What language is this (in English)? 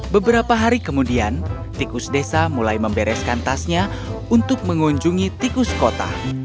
Indonesian